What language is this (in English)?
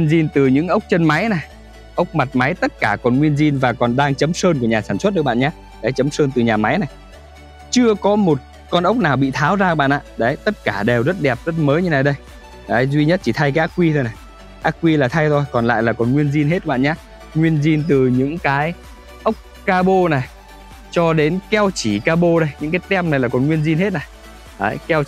Vietnamese